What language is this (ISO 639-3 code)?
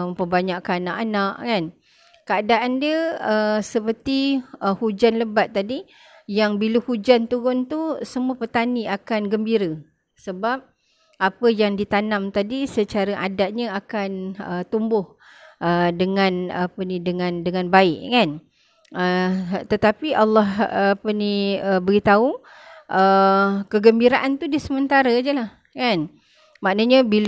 msa